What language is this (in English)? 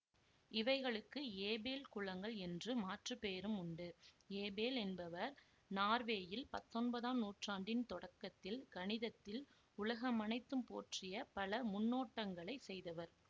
Tamil